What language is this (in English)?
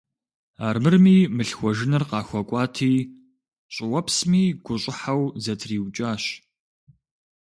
Kabardian